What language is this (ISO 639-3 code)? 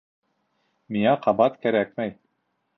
bak